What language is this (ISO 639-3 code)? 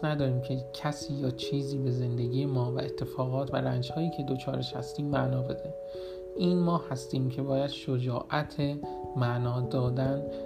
fas